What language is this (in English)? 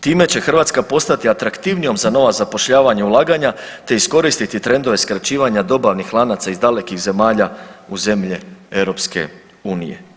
Croatian